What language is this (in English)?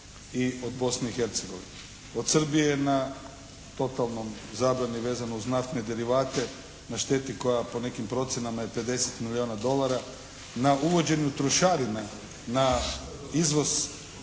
Croatian